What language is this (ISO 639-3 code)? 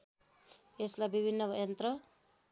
nep